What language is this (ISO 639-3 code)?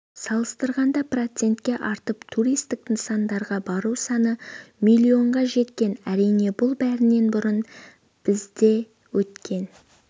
kaz